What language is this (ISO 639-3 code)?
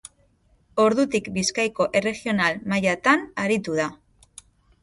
eus